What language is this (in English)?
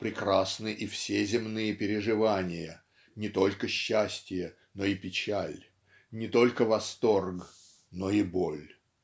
Russian